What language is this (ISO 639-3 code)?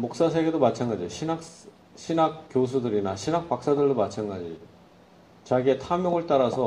kor